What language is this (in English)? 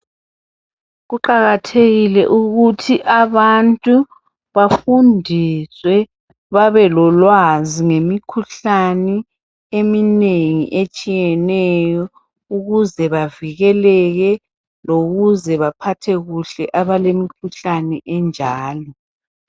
North Ndebele